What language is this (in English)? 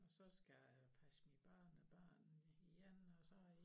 Danish